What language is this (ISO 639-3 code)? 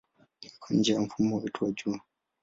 swa